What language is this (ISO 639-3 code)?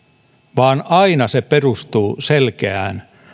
fin